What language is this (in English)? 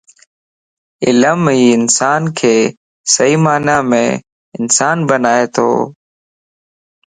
Lasi